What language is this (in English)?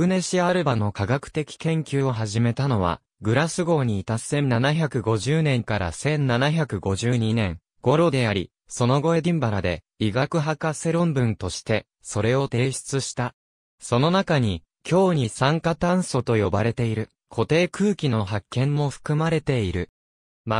Japanese